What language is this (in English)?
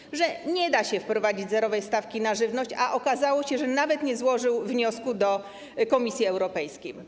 Polish